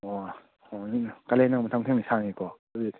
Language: Manipuri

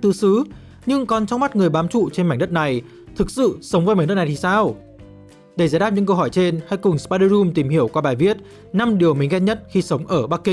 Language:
Vietnamese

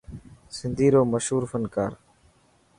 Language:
Dhatki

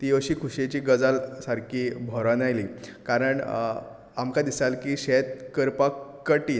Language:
Konkani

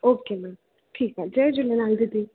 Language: Sindhi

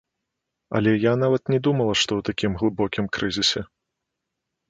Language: Belarusian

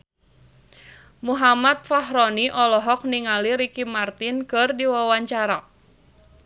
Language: Sundanese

